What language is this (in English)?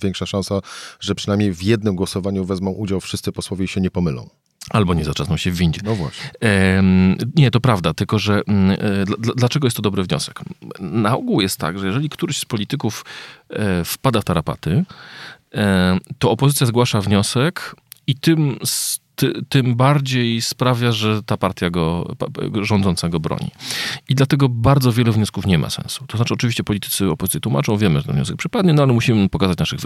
Polish